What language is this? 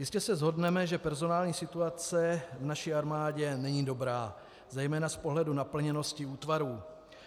Czech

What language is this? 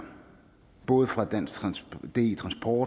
Danish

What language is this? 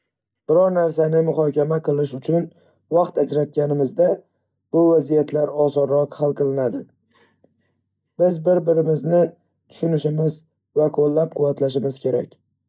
Uzbek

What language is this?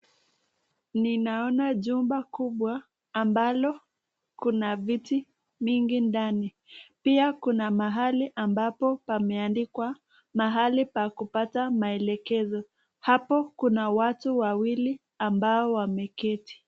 Swahili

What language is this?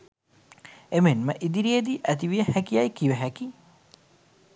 Sinhala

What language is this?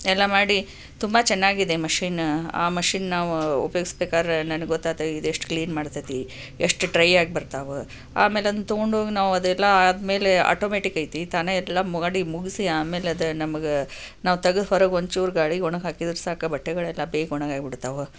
Kannada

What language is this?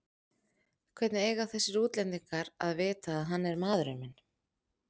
Icelandic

